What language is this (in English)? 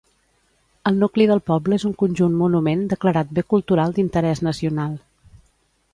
Catalan